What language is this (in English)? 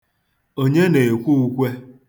Igbo